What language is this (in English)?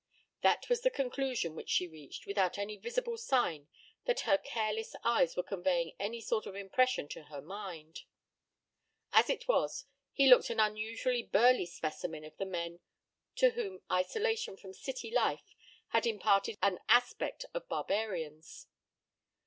English